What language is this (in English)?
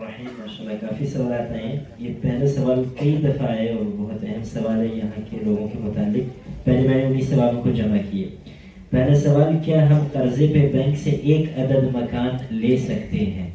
Urdu